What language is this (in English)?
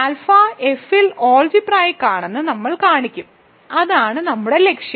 Malayalam